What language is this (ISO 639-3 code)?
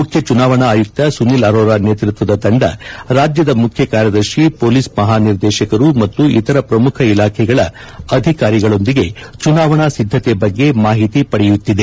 kan